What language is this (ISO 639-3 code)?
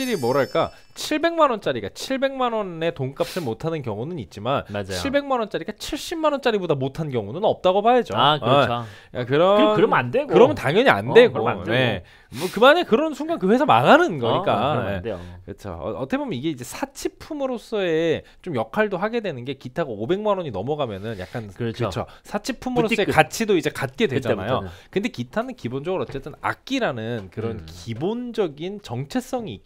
kor